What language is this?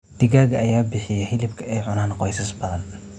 Somali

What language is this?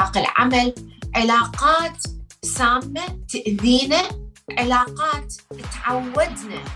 Arabic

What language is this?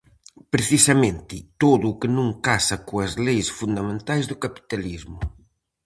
Galician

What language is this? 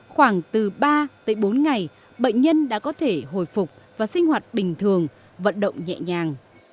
Vietnamese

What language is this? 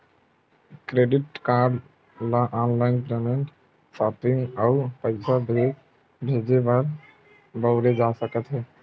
Chhattisgarhi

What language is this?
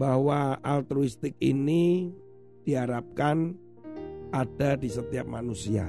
Indonesian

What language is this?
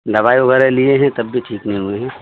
Urdu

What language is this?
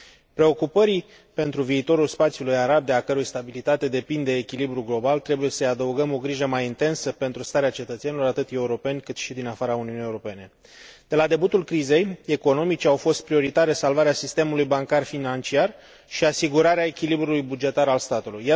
Romanian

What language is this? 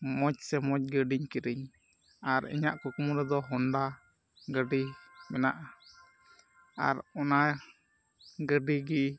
Santali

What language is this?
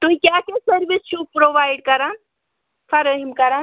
Kashmiri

